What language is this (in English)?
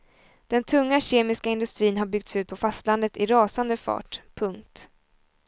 Swedish